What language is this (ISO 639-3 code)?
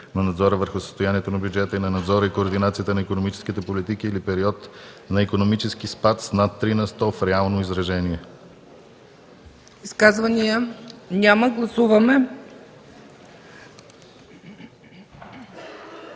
bul